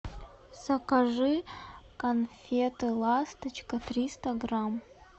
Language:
Russian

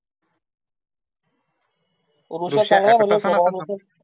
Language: Marathi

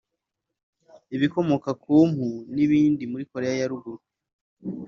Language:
Kinyarwanda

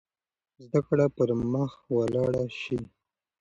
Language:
Pashto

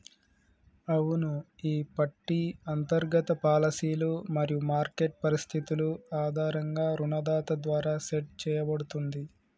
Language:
Telugu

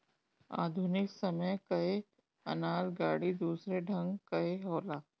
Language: Bhojpuri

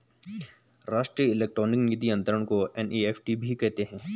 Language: Hindi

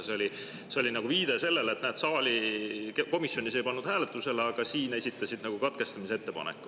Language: Estonian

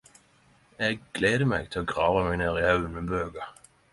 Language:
Norwegian Nynorsk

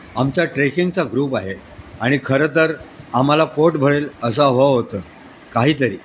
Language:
Marathi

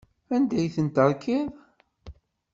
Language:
Kabyle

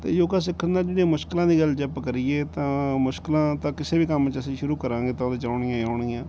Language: Punjabi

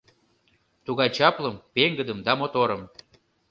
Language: Mari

